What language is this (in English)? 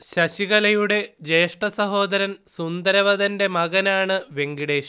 Malayalam